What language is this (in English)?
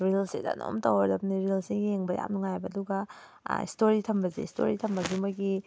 Manipuri